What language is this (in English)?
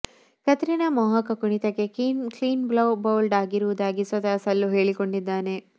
Kannada